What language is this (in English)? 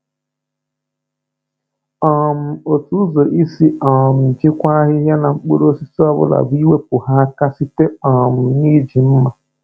Igbo